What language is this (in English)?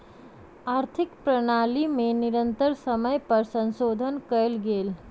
Maithili